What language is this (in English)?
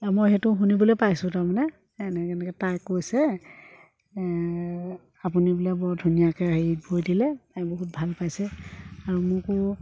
Assamese